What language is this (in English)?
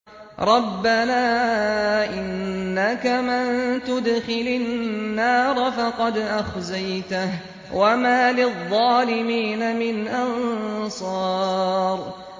Arabic